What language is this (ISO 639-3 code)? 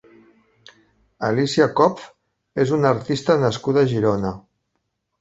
cat